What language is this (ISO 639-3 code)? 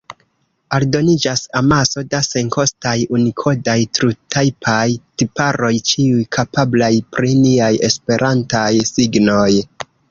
epo